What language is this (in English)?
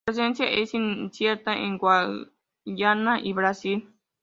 Spanish